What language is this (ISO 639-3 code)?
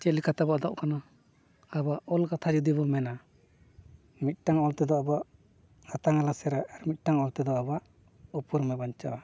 sat